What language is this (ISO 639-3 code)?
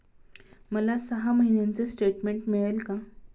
mar